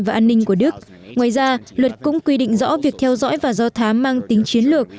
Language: Vietnamese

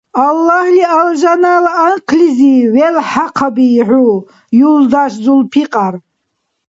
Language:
Dargwa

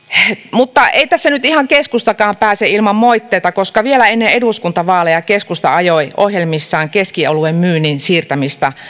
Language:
Finnish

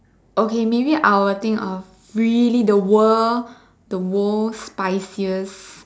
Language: English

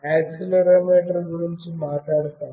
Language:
Telugu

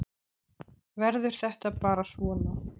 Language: Icelandic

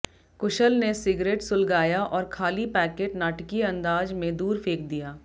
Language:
Hindi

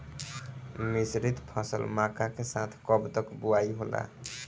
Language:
Bhojpuri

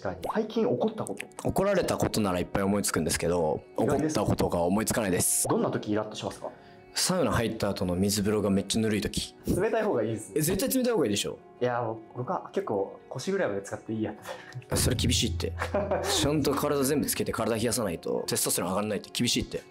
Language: Japanese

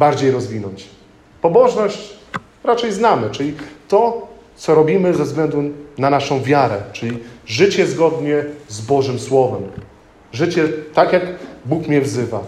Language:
Polish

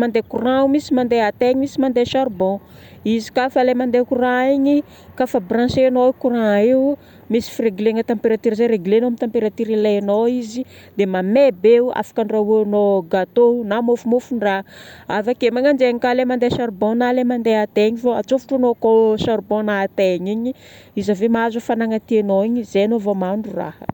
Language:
Northern Betsimisaraka Malagasy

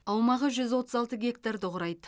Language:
Kazakh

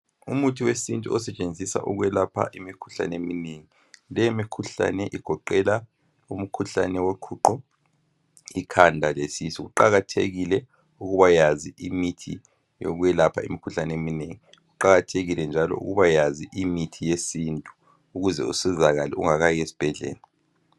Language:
North Ndebele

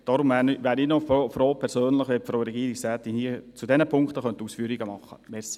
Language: Swiss German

